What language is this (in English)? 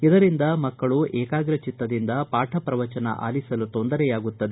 Kannada